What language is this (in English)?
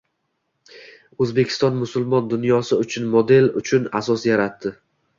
Uzbek